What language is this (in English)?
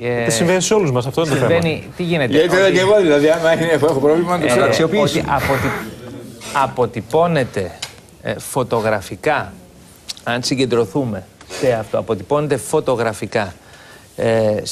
Greek